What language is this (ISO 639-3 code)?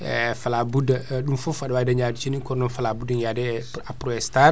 ful